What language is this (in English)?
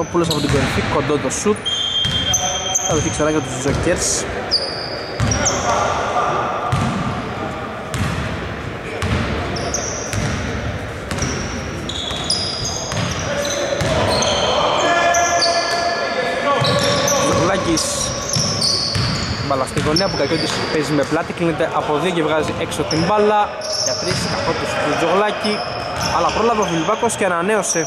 Greek